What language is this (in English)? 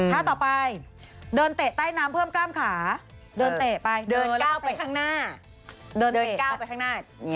Thai